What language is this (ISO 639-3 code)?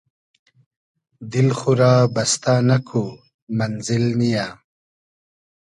haz